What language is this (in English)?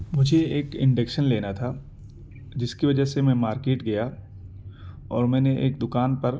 Urdu